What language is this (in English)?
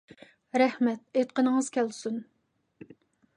Uyghur